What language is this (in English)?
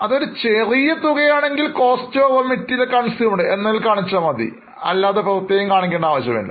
Malayalam